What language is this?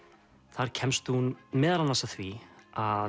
Icelandic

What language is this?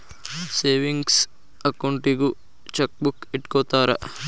Kannada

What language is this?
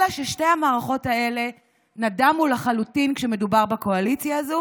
Hebrew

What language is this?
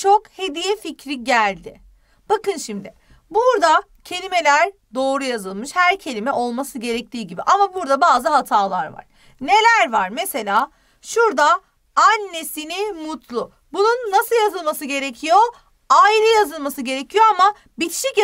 Turkish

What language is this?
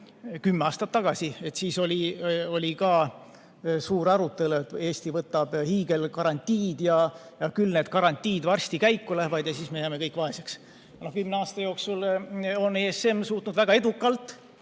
Estonian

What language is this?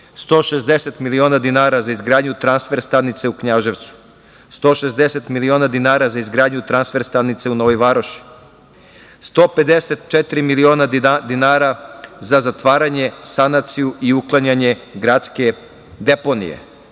Serbian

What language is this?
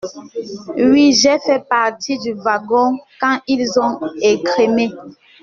French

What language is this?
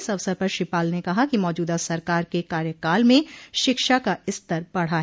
Hindi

